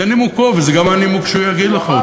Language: Hebrew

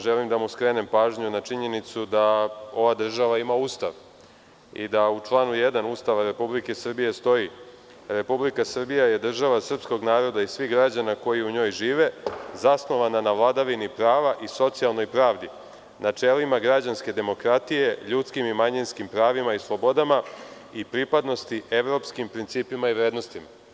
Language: Serbian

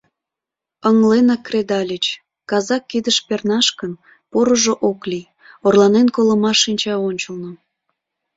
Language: Mari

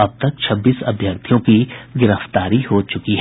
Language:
Hindi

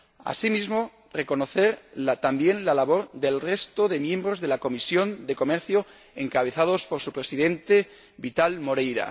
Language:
Spanish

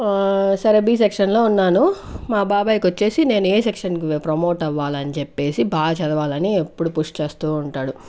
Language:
Telugu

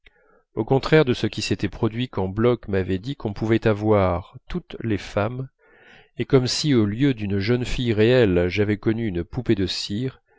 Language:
French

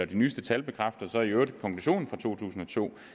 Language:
Danish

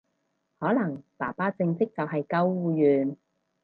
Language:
Cantonese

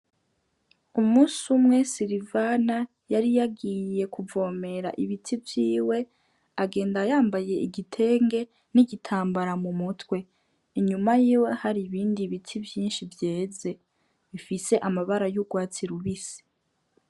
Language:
Rundi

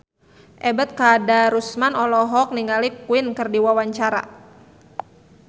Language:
Sundanese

